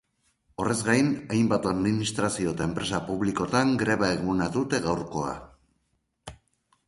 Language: Basque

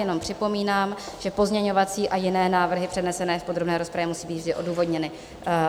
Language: Czech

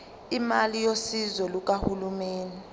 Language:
Zulu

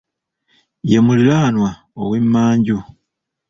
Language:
Ganda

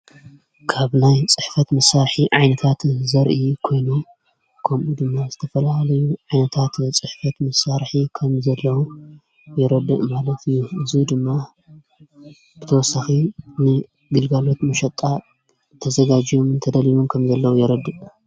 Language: Tigrinya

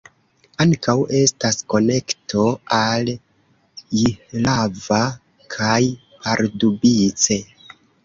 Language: Esperanto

